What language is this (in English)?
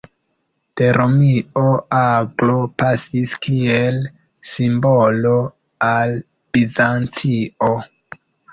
Esperanto